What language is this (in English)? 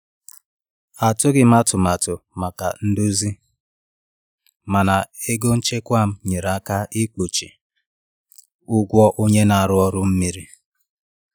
Igbo